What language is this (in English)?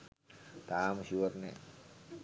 Sinhala